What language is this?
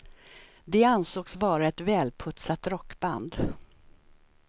Swedish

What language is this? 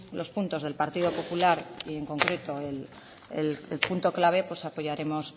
Spanish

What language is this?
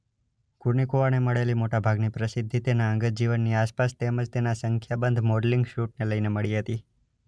Gujarati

